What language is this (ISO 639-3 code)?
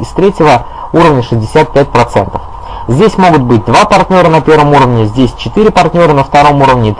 rus